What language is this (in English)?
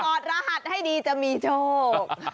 Thai